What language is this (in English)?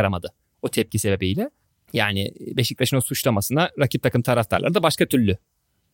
Turkish